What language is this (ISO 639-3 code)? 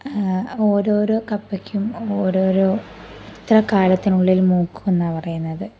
mal